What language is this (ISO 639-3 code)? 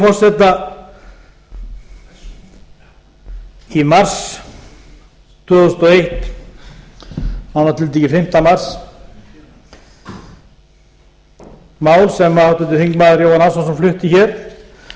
isl